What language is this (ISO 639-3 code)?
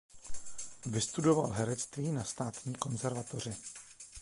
ces